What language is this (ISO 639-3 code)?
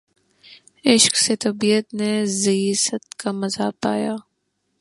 urd